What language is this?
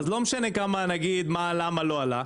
Hebrew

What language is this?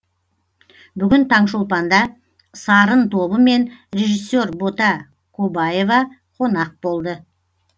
Kazakh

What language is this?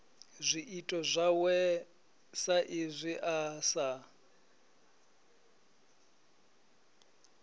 Venda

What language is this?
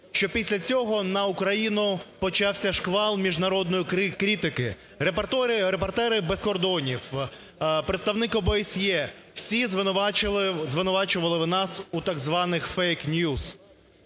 Ukrainian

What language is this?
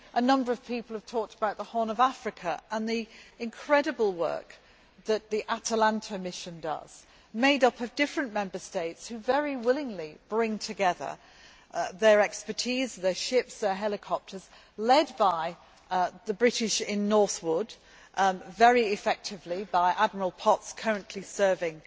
English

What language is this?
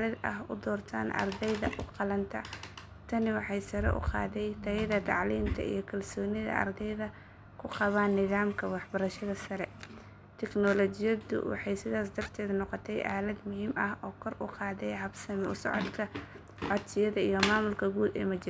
Somali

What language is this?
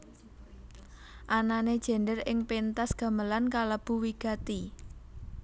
Javanese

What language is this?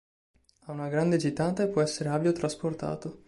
Italian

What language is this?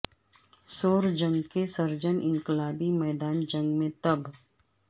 Urdu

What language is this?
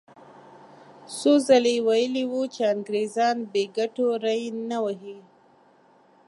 Pashto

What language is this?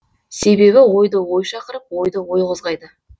Kazakh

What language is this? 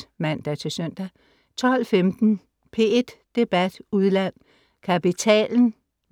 Danish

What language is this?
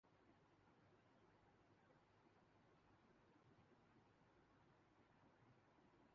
Urdu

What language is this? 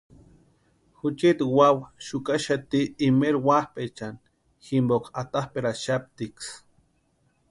Western Highland Purepecha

